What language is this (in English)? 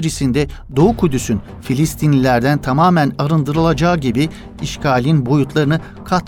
Turkish